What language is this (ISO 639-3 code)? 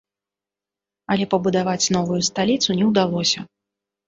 bel